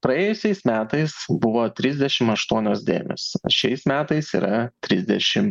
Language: Lithuanian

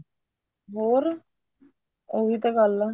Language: Punjabi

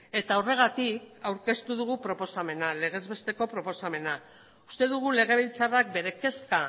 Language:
Basque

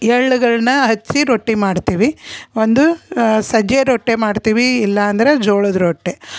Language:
Kannada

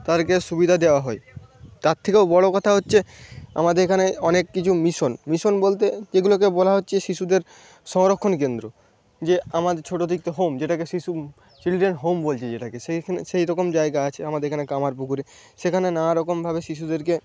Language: Bangla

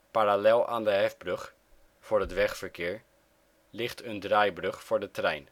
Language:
Dutch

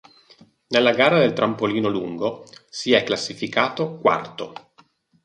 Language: Italian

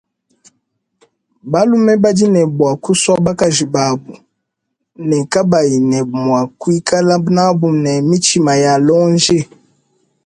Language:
Luba-Lulua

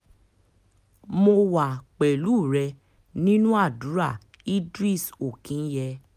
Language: Yoruba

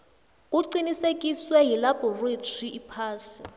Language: South Ndebele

